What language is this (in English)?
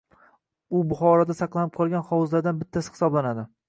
Uzbek